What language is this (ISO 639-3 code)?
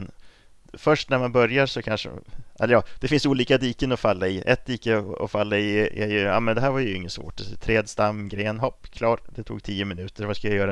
swe